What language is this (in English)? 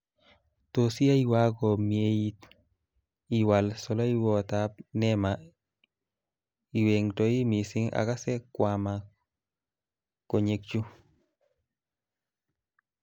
Kalenjin